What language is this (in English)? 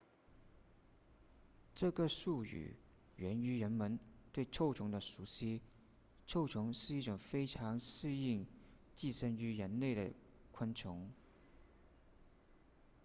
Chinese